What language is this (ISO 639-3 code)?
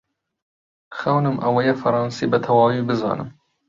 ckb